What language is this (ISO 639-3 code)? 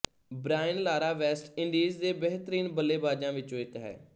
pan